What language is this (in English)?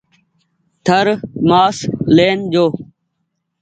Goaria